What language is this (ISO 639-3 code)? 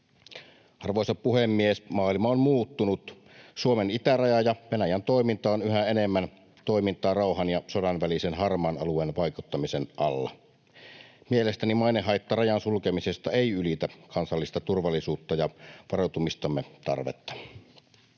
fin